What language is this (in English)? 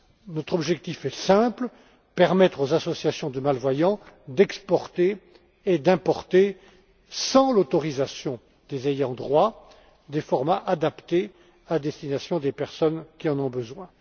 French